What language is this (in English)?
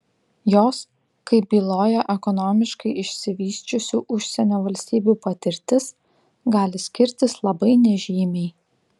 Lithuanian